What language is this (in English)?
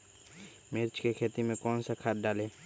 Magahi